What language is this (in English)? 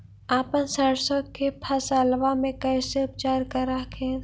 Magahi